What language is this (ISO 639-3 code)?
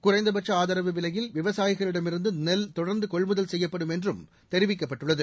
tam